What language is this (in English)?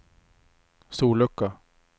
Swedish